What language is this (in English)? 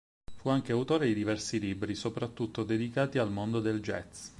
Italian